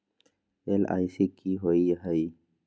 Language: Magahi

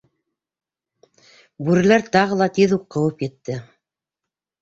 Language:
Bashkir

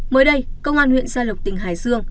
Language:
Vietnamese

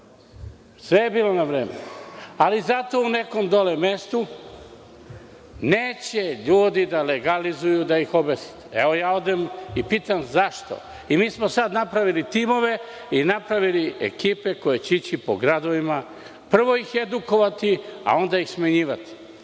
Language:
Serbian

